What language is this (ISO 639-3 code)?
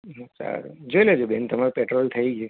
guj